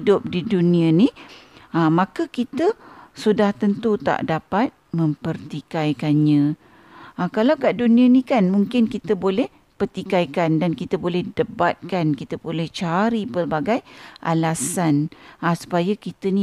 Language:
Malay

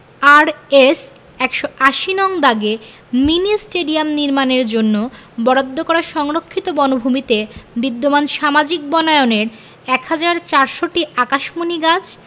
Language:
Bangla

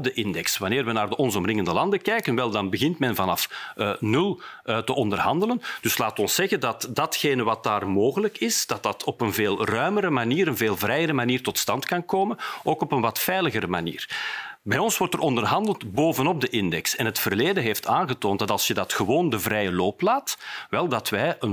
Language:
Dutch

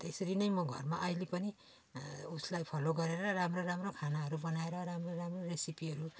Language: Nepali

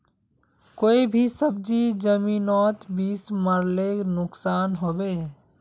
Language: Magahi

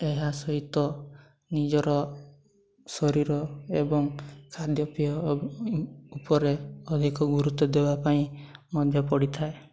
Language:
Odia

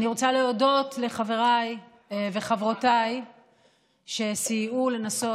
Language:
Hebrew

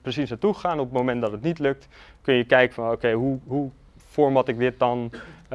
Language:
Dutch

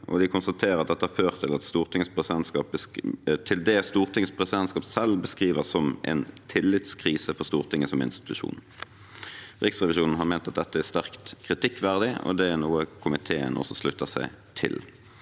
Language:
Norwegian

